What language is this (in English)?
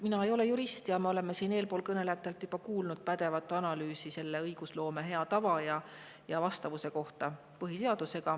Estonian